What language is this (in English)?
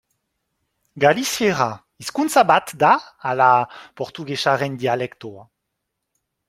Basque